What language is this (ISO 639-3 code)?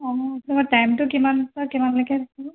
asm